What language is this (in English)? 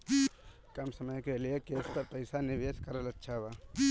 Bhojpuri